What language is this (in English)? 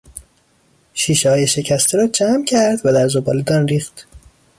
Persian